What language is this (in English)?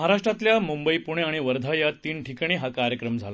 Marathi